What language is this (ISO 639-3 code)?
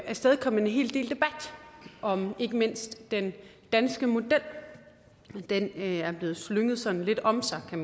dan